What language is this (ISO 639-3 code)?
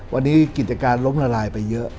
tha